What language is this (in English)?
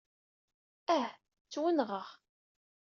Kabyle